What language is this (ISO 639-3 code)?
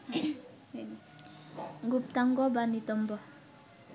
ben